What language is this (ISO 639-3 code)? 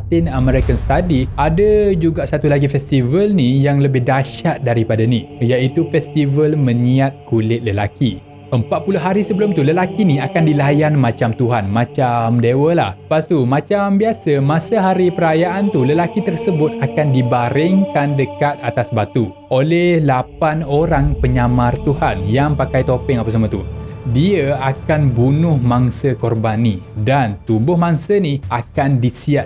msa